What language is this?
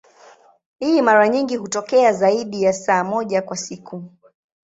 Swahili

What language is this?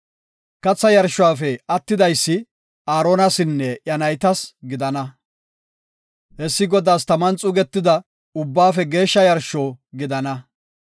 Gofa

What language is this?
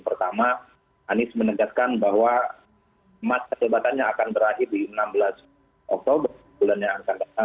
Indonesian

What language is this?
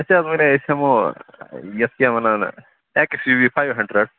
Kashmiri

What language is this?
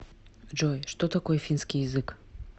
Russian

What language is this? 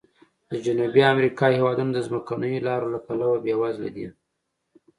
Pashto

